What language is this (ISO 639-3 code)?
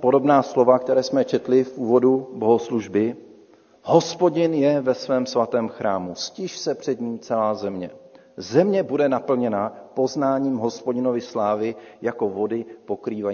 ces